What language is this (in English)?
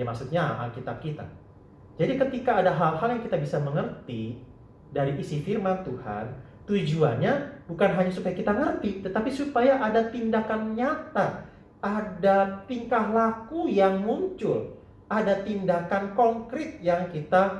Indonesian